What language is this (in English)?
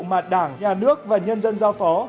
Vietnamese